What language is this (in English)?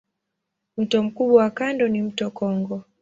Swahili